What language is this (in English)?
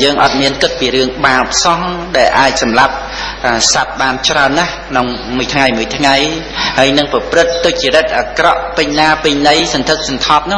Khmer